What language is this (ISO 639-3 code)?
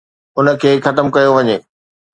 snd